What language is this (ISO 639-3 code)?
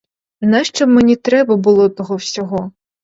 ukr